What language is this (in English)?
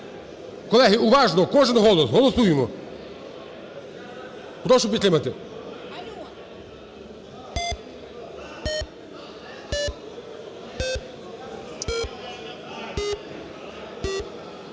Ukrainian